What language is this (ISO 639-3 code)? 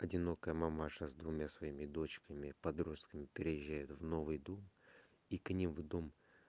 rus